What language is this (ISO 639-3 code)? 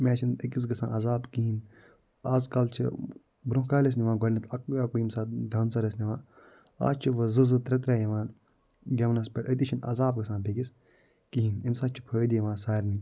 kas